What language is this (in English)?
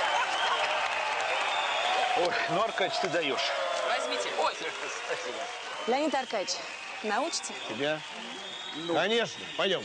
Russian